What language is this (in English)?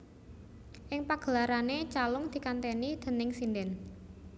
Javanese